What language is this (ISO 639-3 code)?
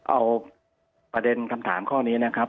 tha